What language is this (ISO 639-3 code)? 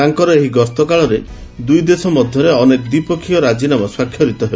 ori